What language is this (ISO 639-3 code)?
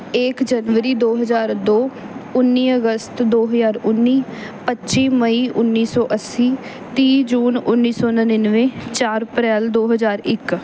pan